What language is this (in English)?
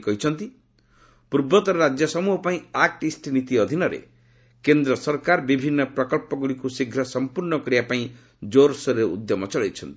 Odia